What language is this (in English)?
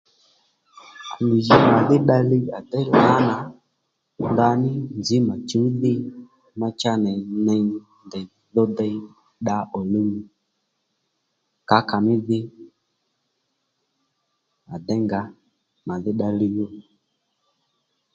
Lendu